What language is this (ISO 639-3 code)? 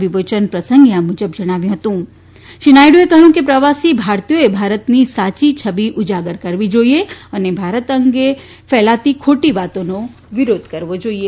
guj